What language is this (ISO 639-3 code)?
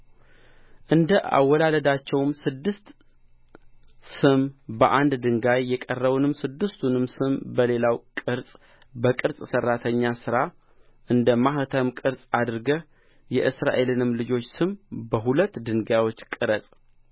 amh